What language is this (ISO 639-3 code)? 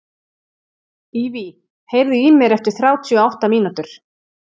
isl